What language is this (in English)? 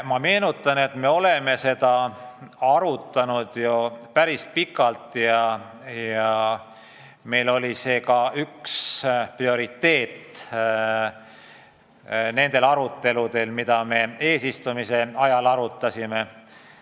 Estonian